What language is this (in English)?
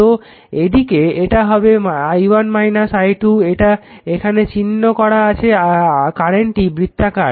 Bangla